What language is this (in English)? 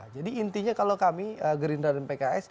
Indonesian